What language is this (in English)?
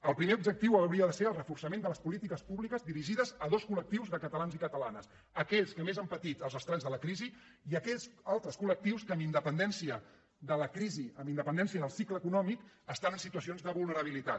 Catalan